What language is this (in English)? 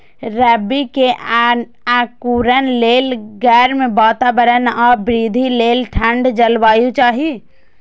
Maithili